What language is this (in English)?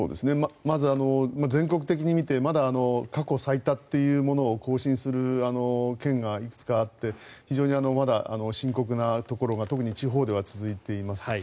Japanese